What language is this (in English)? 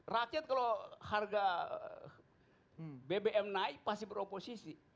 Indonesian